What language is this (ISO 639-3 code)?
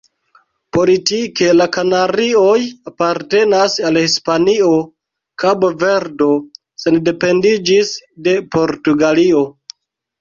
epo